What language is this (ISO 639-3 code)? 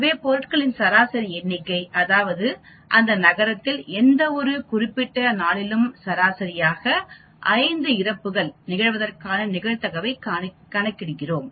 tam